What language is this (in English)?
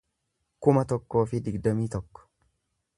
Oromo